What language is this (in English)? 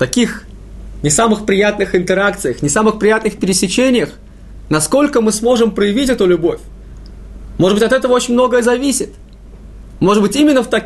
Russian